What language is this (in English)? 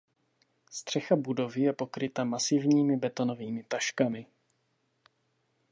Czech